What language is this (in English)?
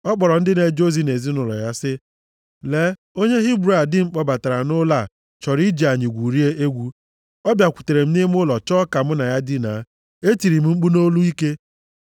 Igbo